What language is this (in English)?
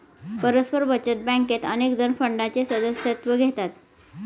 Marathi